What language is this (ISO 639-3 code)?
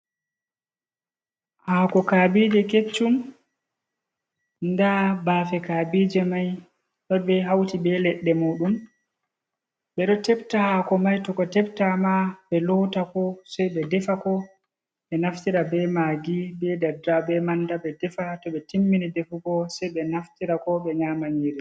ful